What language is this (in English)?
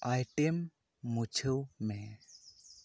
Santali